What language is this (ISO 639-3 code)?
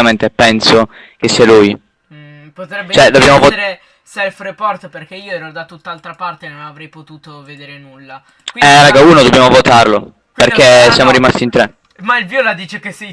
ita